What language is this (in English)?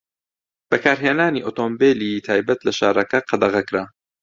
Central Kurdish